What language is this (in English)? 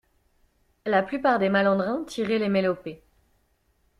French